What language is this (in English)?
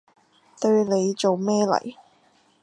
Cantonese